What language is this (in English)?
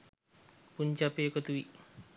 Sinhala